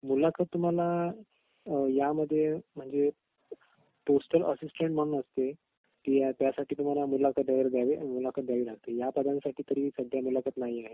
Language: Marathi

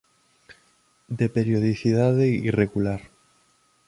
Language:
Galician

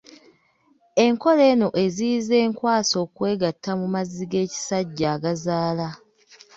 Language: Ganda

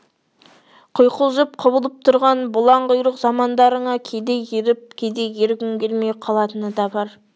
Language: Kazakh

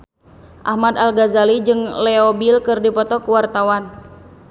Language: Sundanese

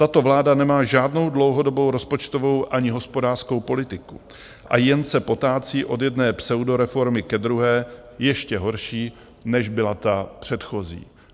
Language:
Czech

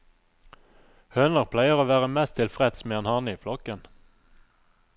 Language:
Norwegian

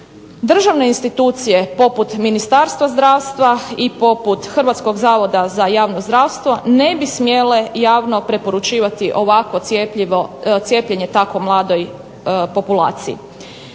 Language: Croatian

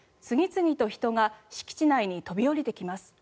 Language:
Japanese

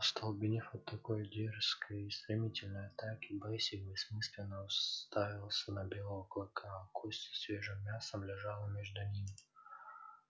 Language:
Russian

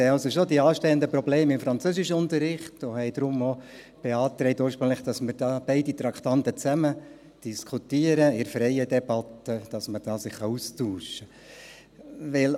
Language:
Swiss German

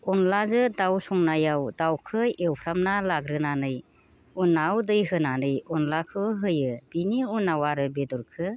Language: Bodo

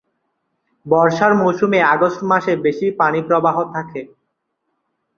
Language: Bangla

